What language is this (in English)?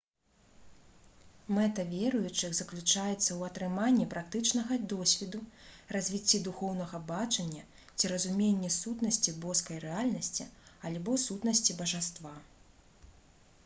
Belarusian